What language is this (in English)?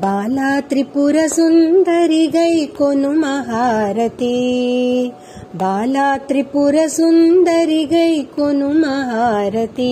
Telugu